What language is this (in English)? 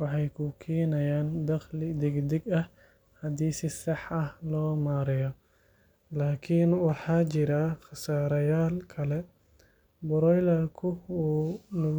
Somali